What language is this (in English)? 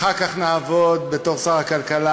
Hebrew